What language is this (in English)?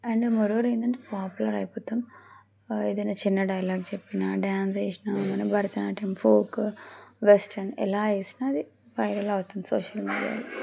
Telugu